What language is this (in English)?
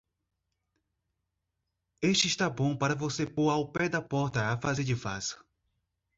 Portuguese